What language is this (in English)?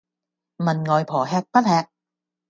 Cantonese